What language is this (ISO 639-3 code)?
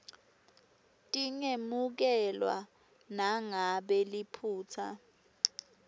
ssw